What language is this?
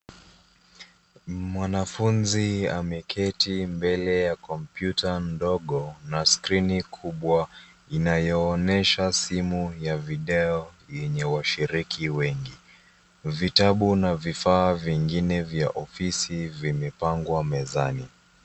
Swahili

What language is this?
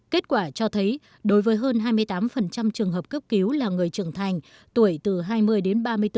Vietnamese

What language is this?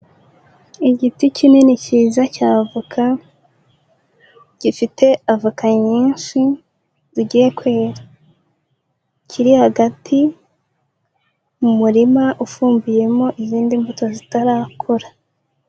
Kinyarwanda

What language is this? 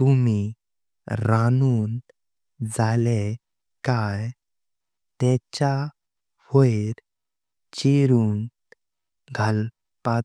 Konkani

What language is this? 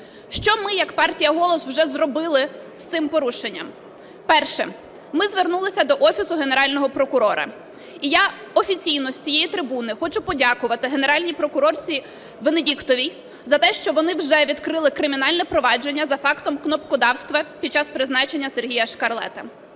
Ukrainian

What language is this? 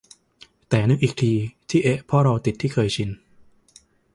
Thai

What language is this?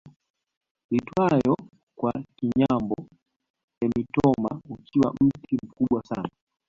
Swahili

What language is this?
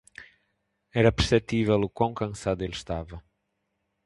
Portuguese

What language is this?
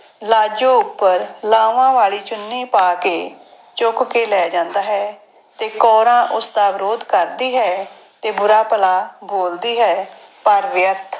Punjabi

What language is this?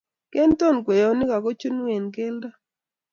Kalenjin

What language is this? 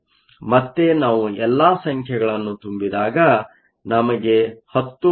Kannada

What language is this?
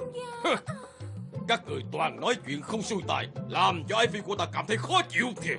Vietnamese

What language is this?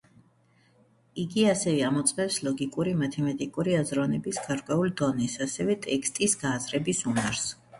Georgian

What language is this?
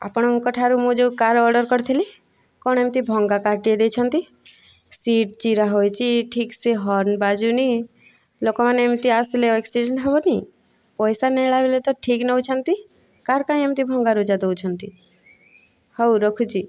Odia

